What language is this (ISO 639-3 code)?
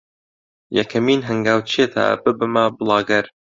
ckb